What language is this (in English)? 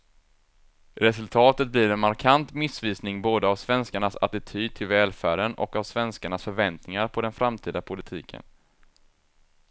Swedish